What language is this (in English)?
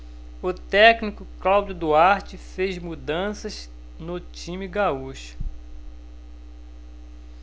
Portuguese